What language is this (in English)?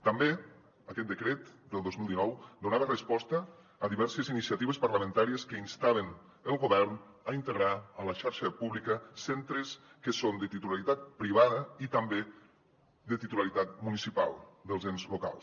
Catalan